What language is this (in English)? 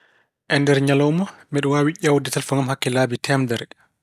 Fula